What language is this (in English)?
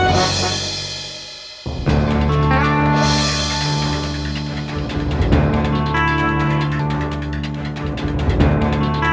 Indonesian